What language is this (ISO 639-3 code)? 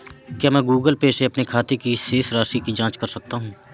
hin